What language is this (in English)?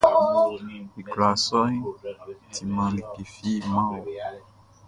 Baoulé